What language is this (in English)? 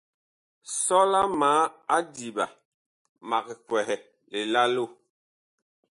Bakoko